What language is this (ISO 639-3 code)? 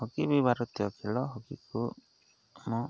ori